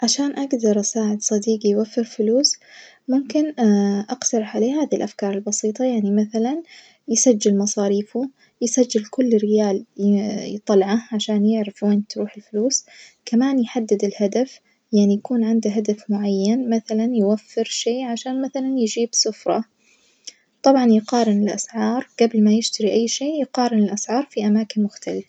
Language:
Najdi Arabic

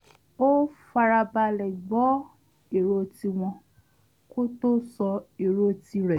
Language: Yoruba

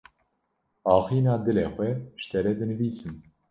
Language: Kurdish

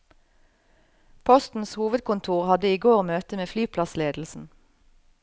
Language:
Norwegian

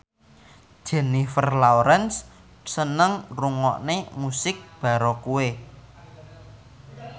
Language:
Javanese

